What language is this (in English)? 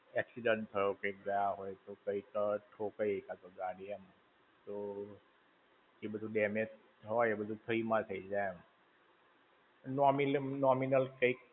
Gujarati